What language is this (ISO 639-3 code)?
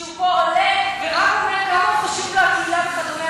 heb